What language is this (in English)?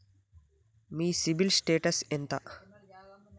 Telugu